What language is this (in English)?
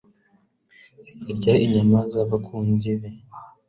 Kinyarwanda